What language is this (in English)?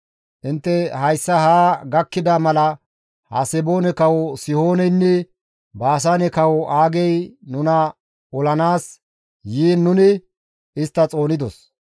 Gamo